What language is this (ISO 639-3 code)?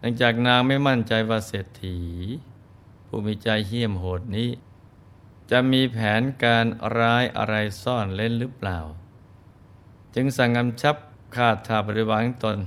tha